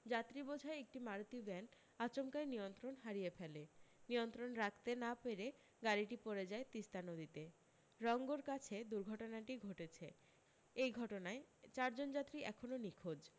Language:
Bangla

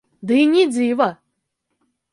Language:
Belarusian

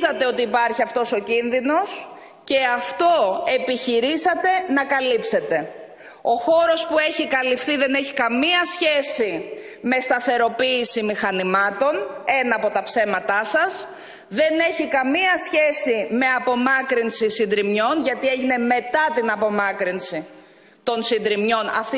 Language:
Greek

